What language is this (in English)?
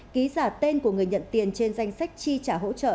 Vietnamese